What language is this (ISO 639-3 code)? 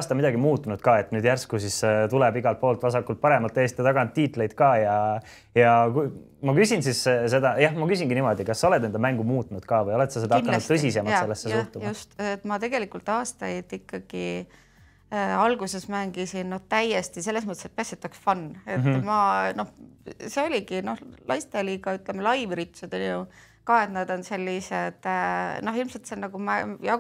fin